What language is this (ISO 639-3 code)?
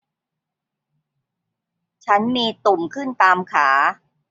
tha